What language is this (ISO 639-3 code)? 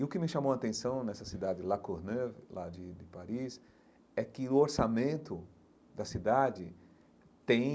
por